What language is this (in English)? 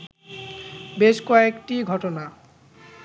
Bangla